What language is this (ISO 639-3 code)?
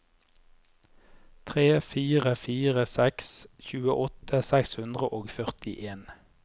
nor